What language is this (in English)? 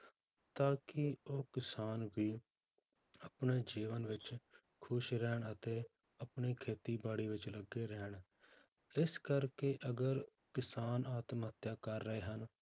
Punjabi